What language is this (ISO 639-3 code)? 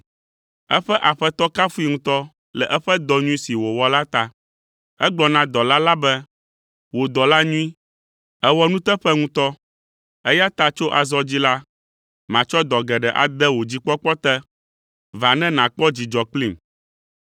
ewe